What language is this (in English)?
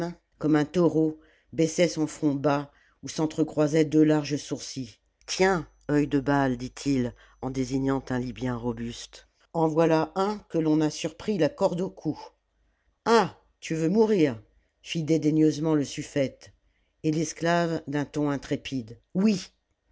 French